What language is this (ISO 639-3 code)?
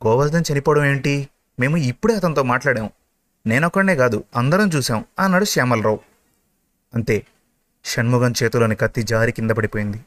tel